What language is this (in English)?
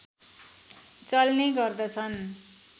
Nepali